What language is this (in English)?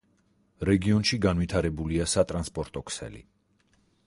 Georgian